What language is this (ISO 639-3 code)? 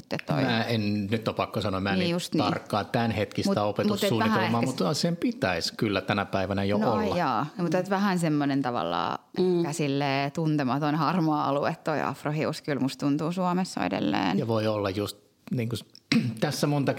fin